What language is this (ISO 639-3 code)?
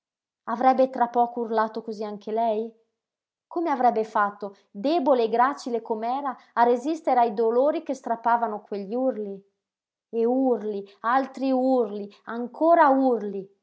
ita